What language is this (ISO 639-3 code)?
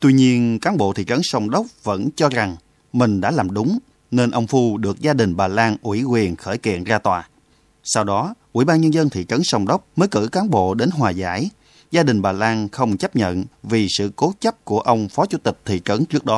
vie